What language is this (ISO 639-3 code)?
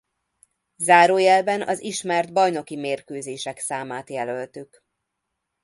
hun